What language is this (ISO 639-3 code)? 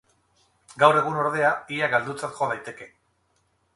eus